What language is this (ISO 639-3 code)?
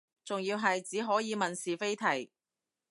yue